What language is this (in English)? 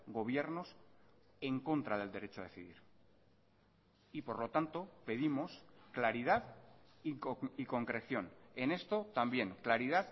Spanish